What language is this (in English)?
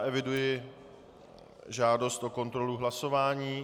Czech